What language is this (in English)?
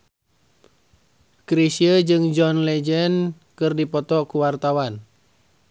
Sundanese